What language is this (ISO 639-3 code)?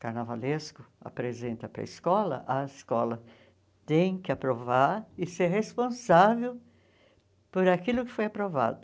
por